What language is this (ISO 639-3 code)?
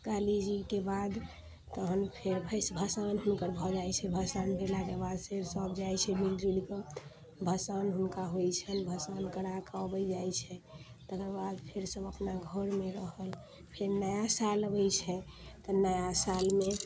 mai